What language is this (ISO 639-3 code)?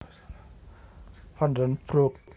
jav